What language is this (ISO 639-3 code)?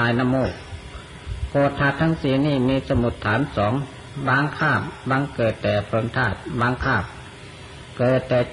tha